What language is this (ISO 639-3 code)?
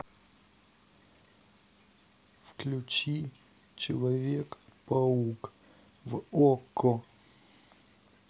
rus